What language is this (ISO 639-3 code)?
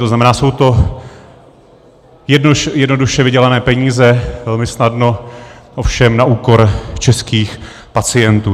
ces